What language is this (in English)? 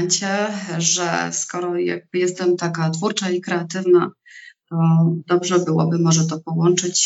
Polish